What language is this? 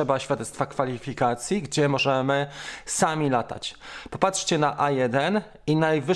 Polish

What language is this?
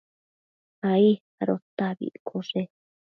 Matsés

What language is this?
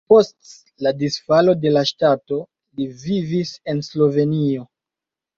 Esperanto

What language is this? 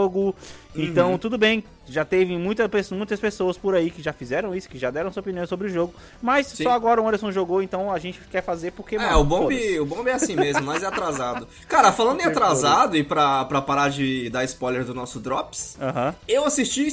Portuguese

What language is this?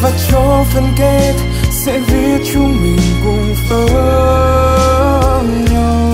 Vietnamese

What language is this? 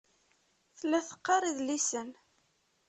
Kabyle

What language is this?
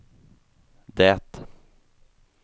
Swedish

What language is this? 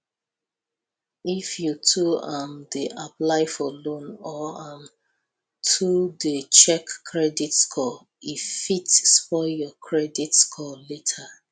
Nigerian Pidgin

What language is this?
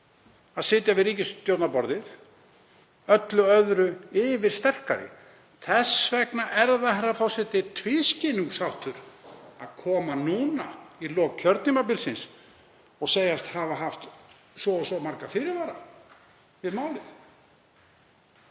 Icelandic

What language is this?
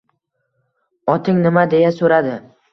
Uzbek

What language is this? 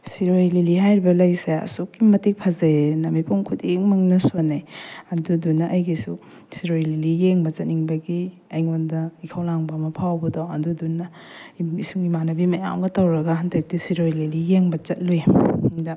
Manipuri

